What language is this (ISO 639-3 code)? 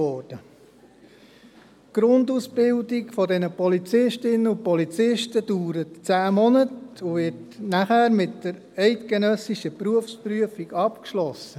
gsw